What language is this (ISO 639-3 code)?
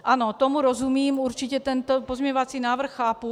ces